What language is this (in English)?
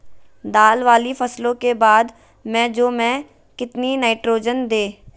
Magahi